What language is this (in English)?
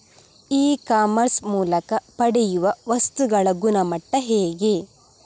Kannada